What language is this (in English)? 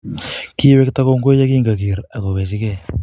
Kalenjin